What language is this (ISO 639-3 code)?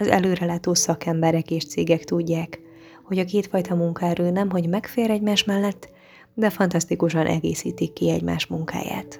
hun